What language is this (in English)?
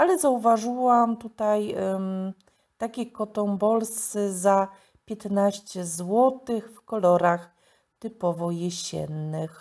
Polish